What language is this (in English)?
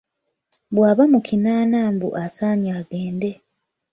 Ganda